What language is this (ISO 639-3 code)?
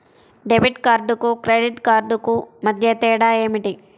tel